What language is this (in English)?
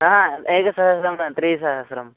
Sanskrit